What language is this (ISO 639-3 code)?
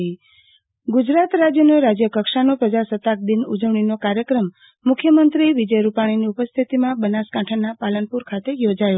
guj